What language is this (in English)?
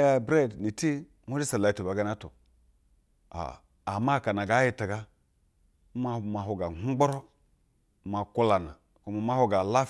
Basa (Nigeria)